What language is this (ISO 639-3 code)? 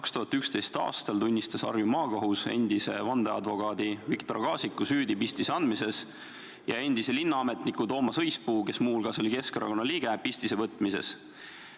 est